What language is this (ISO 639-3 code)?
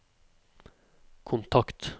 nor